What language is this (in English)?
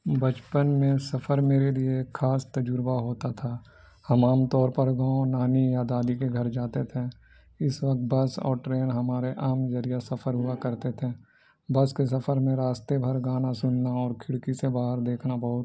Urdu